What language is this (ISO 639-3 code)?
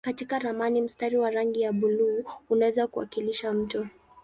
swa